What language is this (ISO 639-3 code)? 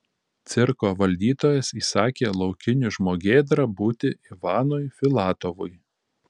lit